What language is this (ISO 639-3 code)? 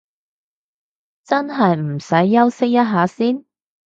yue